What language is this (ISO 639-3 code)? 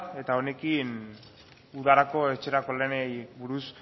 eus